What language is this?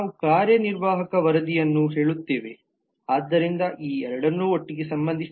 Kannada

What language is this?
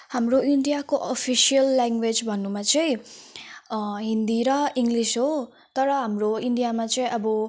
Nepali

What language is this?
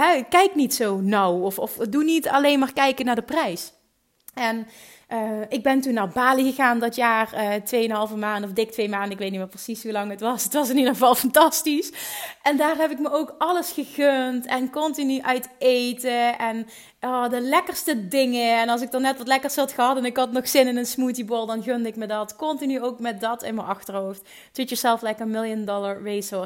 Dutch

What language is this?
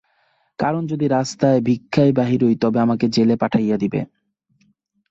Bangla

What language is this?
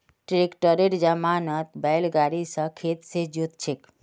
Magahi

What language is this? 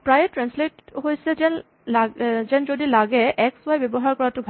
Assamese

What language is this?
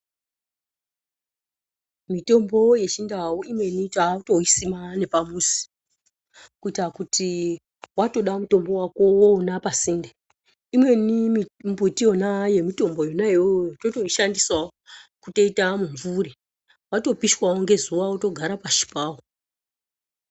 Ndau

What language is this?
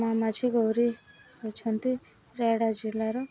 Odia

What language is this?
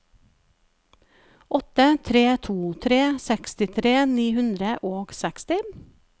Norwegian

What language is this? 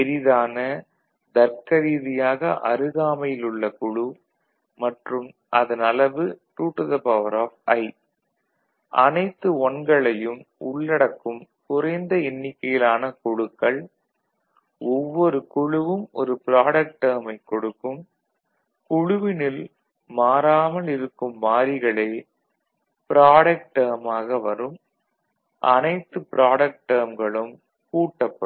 Tamil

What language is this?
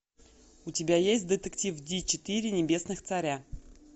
Russian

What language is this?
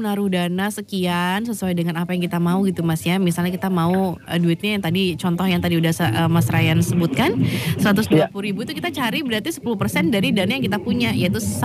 Indonesian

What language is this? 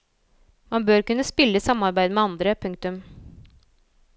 Norwegian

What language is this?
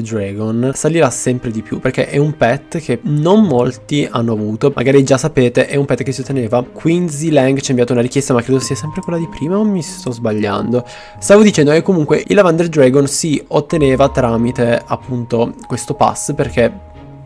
Italian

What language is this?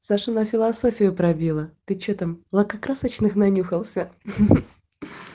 Russian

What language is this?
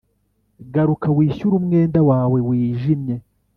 Kinyarwanda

